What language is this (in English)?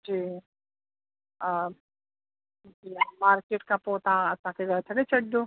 Sindhi